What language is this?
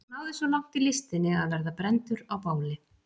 Icelandic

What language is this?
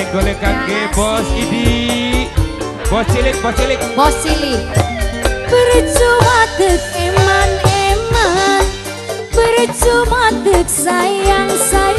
Indonesian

